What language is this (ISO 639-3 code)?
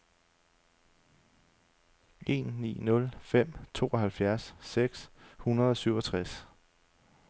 dan